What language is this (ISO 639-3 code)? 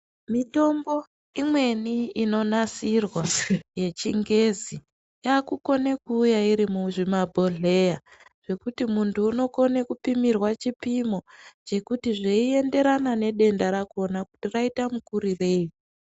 ndc